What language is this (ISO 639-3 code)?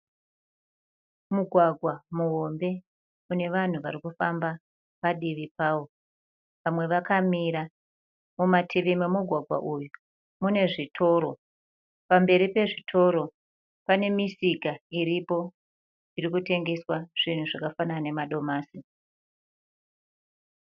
sna